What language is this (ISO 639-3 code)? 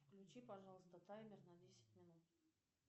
rus